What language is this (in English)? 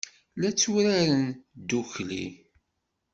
Kabyle